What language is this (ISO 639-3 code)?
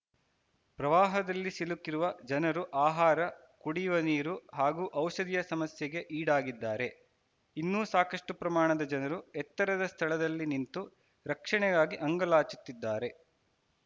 kan